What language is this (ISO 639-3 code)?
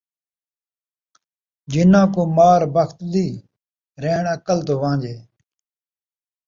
skr